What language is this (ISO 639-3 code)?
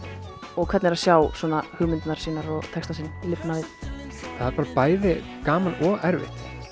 isl